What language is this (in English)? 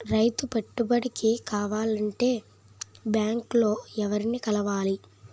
Telugu